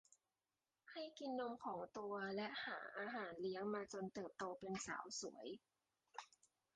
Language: Thai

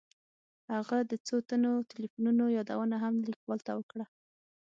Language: Pashto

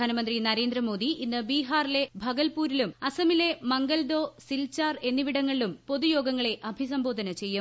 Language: Malayalam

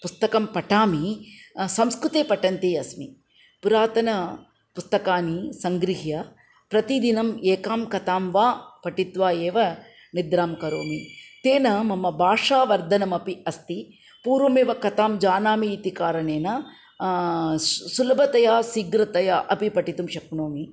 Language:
Sanskrit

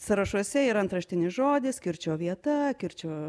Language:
Lithuanian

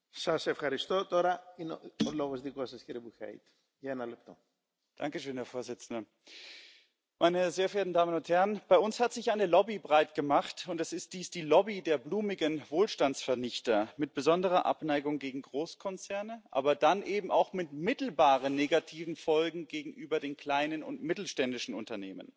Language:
German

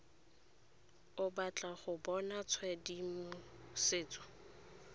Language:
Tswana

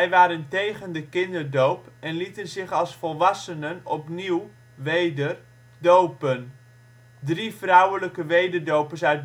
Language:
Dutch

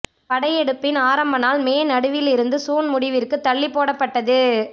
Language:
Tamil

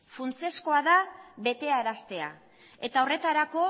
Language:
Basque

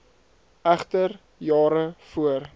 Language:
Afrikaans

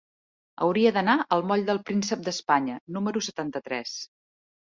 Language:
Catalan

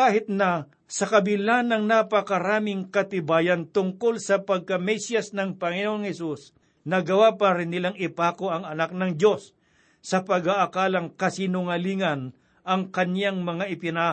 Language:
Filipino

